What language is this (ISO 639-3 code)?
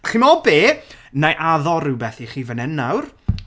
cym